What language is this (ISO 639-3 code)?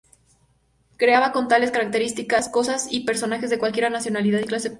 spa